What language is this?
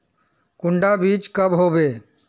Magahi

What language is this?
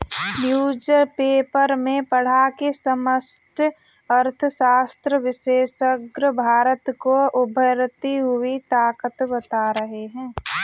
Hindi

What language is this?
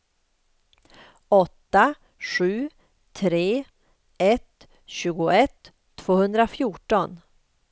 Swedish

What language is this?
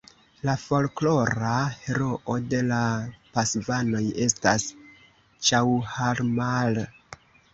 Esperanto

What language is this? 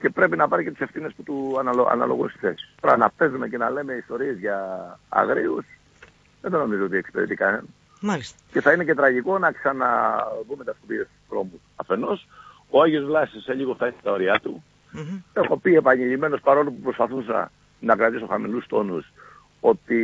Greek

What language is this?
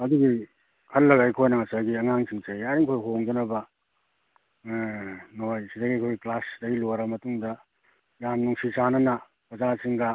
Manipuri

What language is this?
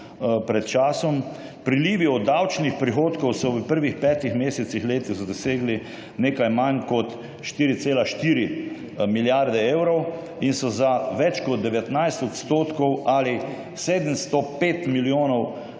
Slovenian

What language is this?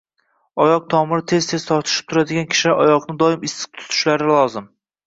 Uzbek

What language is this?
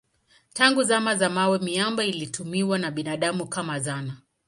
Swahili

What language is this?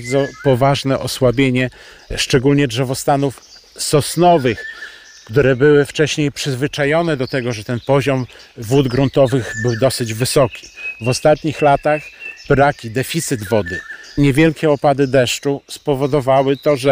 Polish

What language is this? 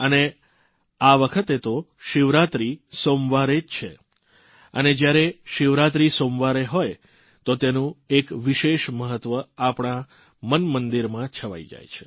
Gujarati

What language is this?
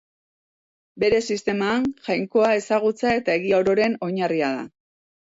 Basque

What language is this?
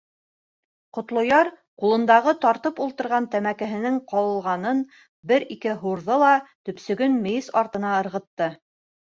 Bashkir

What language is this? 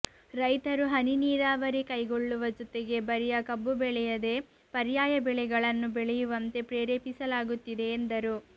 Kannada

